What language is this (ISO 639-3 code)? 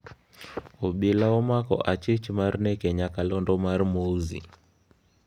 luo